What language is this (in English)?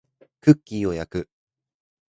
Japanese